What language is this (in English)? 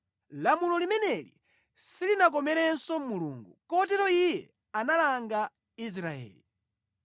Nyanja